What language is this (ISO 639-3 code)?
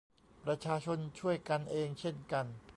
tha